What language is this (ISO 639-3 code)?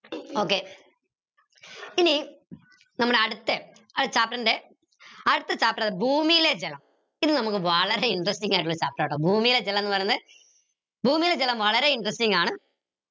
mal